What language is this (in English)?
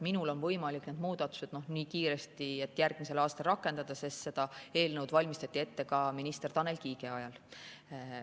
Estonian